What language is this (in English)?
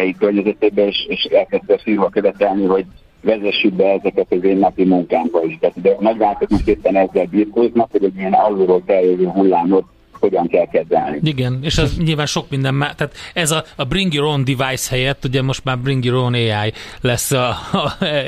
Hungarian